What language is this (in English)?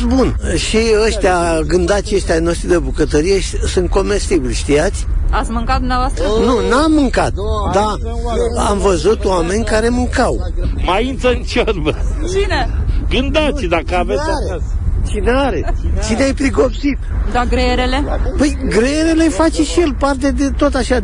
Romanian